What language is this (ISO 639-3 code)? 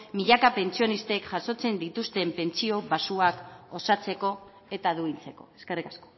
eus